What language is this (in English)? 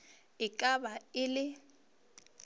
Northern Sotho